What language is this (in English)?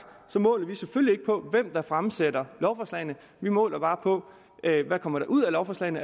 Danish